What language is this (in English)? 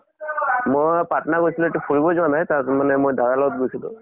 Assamese